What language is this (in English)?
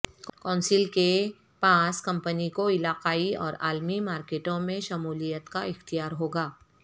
Urdu